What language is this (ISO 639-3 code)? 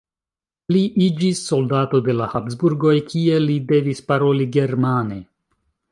epo